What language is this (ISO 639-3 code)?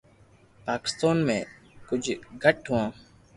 lrk